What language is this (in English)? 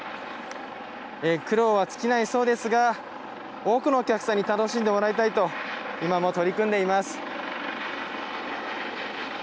Japanese